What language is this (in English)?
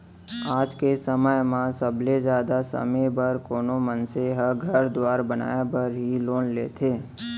Chhattisgarhi